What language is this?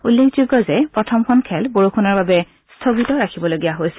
Assamese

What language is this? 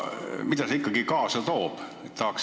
Estonian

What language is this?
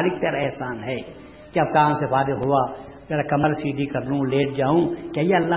Urdu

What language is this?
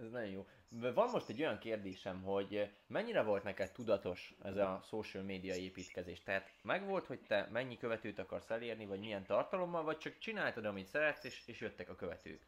Hungarian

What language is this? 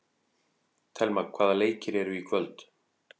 Icelandic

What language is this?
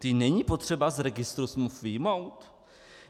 Czech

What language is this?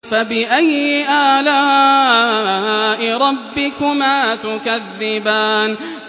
Arabic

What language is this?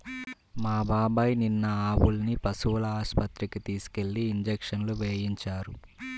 Telugu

